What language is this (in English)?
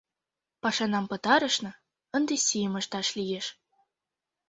Mari